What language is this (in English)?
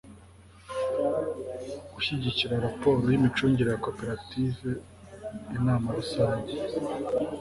Kinyarwanda